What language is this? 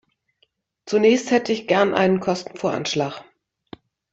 German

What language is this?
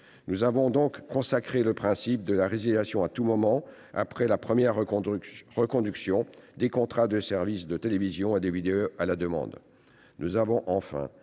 French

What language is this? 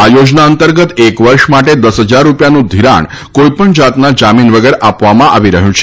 Gujarati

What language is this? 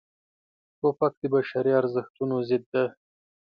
Pashto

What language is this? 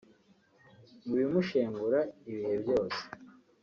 Kinyarwanda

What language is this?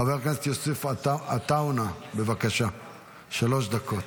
Hebrew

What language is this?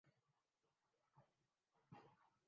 Urdu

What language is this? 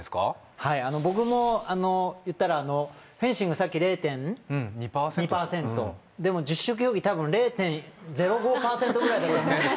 Japanese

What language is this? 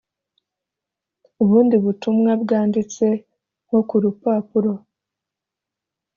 Kinyarwanda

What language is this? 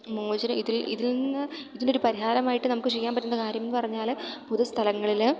Malayalam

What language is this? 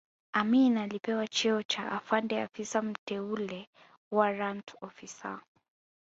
Swahili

